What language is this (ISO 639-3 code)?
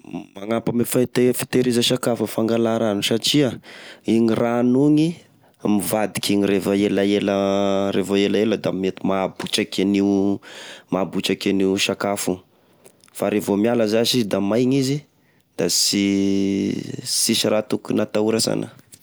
tkg